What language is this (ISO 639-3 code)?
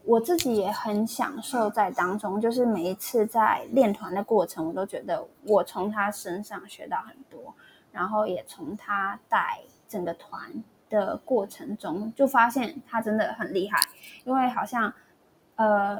zho